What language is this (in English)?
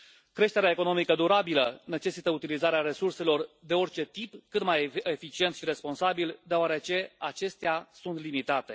Romanian